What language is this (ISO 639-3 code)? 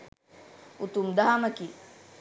sin